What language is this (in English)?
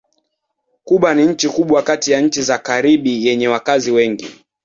Swahili